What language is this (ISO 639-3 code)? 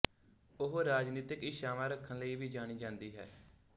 pan